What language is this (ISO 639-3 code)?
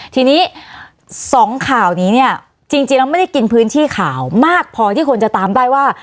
tha